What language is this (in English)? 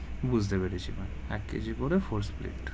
Bangla